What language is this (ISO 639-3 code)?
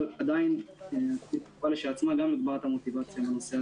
heb